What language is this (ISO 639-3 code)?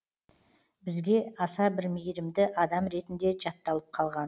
kaz